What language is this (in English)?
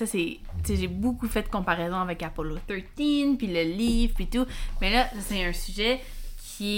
French